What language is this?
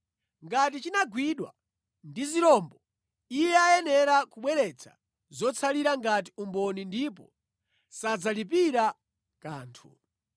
Nyanja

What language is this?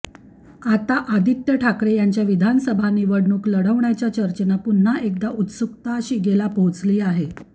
Marathi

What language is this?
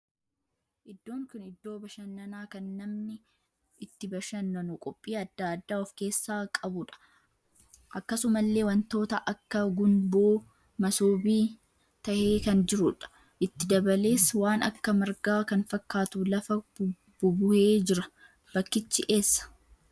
Oromo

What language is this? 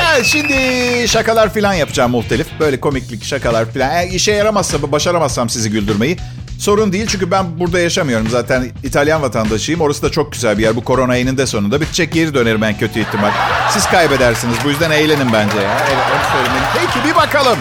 Turkish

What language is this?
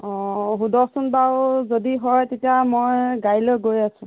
Assamese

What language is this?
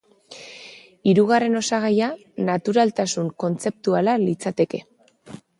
Basque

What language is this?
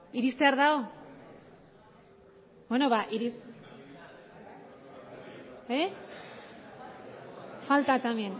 Basque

